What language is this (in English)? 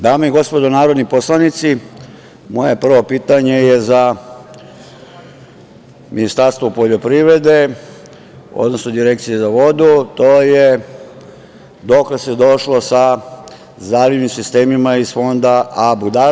Serbian